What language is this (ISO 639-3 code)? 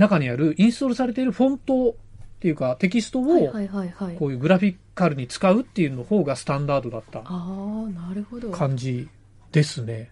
jpn